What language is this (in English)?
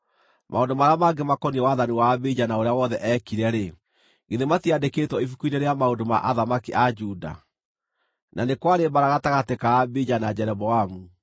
Kikuyu